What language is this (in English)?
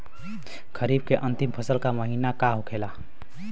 Bhojpuri